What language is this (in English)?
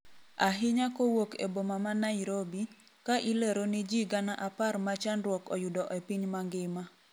Luo (Kenya and Tanzania)